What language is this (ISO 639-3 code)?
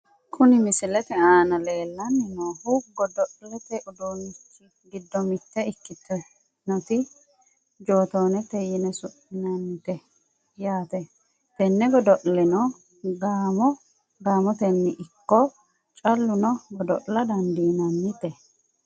sid